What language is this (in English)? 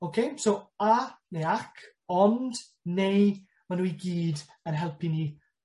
Welsh